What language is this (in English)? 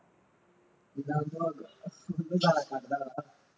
Punjabi